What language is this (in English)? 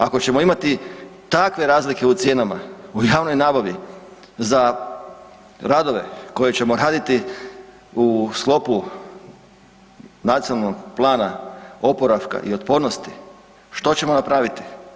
Croatian